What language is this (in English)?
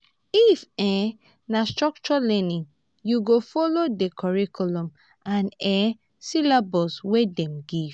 Nigerian Pidgin